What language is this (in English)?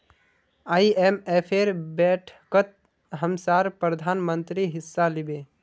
Magahi